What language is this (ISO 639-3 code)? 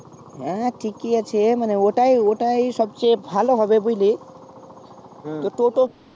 ben